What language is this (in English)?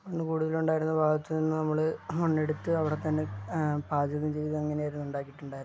Malayalam